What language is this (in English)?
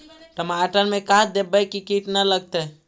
Magahi